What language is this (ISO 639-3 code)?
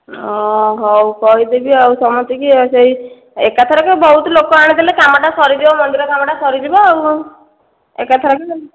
ori